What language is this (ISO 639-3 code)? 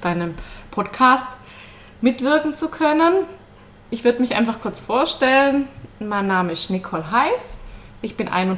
deu